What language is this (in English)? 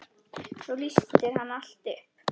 Icelandic